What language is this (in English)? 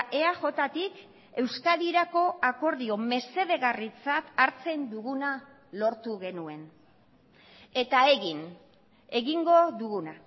Basque